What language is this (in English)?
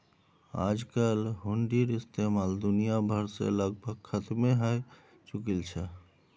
Magahi